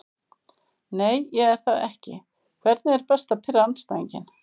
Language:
Icelandic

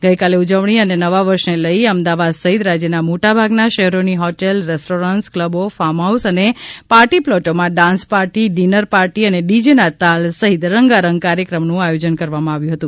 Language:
Gujarati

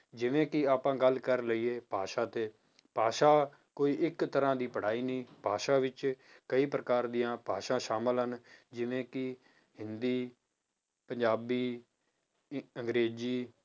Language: Punjabi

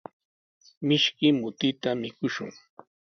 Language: Sihuas Ancash Quechua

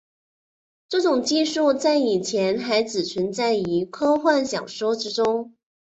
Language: Chinese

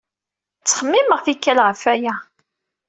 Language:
Kabyle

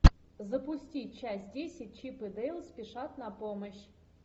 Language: Russian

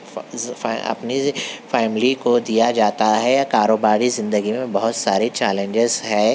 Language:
Urdu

